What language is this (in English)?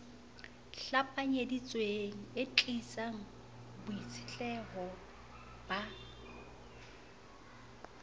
Southern Sotho